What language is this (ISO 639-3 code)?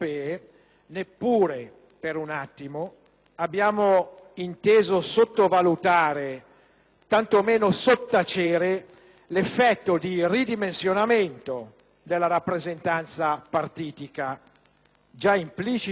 ita